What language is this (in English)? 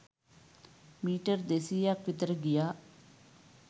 Sinhala